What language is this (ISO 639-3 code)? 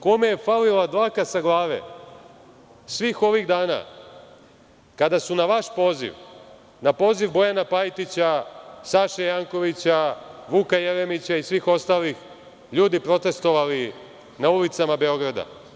srp